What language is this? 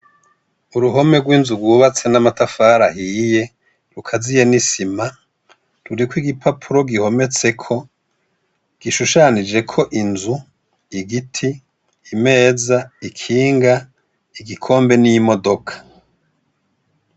Rundi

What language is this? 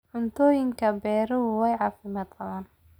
Somali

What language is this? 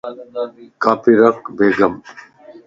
Lasi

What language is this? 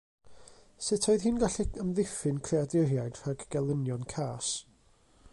Welsh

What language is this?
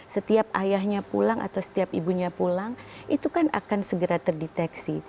Indonesian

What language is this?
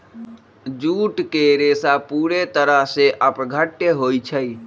Magahi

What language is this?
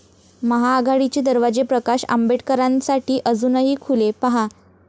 Marathi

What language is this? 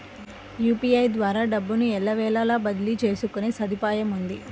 Telugu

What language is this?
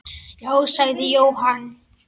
Icelandic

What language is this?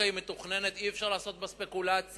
Hebrew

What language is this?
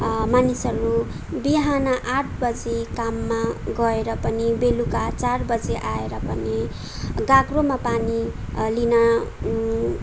Nepali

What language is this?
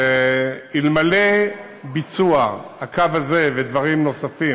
Hebrew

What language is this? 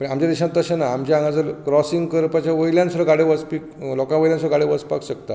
Konkani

